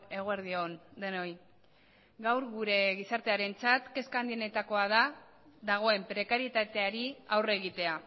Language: Basque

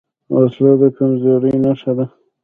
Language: Pashto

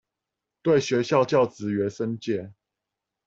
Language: Chinese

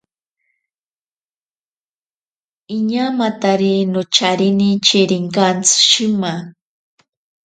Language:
Ashéninka Perené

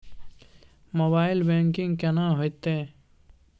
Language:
Maithili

